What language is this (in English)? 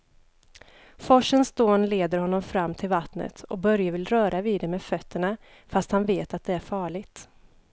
Swedish